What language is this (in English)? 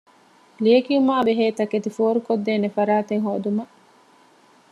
Divehi